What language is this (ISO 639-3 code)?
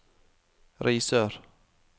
nor